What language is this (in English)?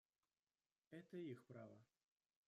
Russian